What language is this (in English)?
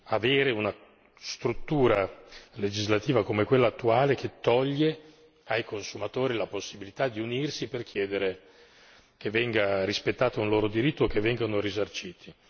Italian